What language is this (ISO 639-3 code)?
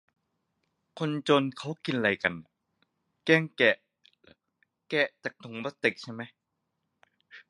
tha